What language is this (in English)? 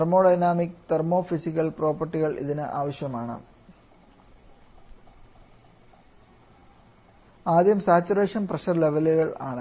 Malayalam